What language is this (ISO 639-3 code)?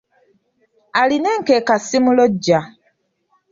lug